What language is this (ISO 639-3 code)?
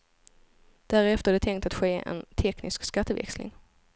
swe